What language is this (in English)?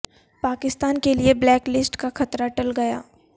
Urdu